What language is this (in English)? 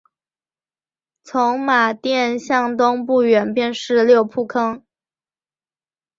Chinese